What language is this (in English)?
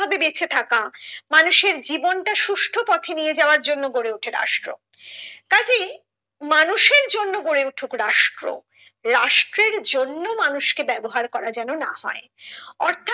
Bangla